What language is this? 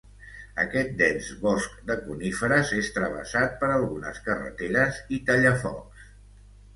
Catalan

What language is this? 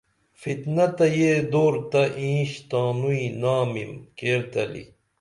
Dameli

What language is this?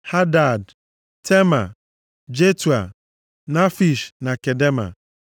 Igbo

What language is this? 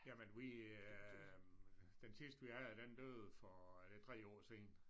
Danish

